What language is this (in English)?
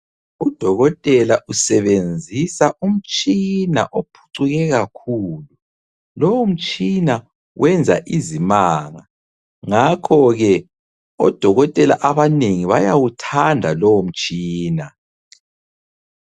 North Ndebele